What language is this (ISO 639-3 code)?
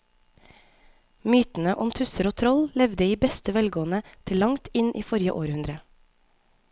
nor